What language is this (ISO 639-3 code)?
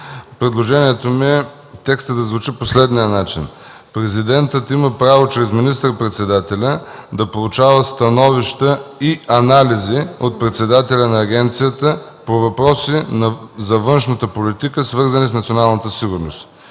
bul